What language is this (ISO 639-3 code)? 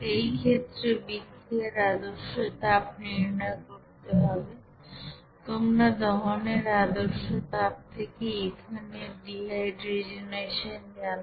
ben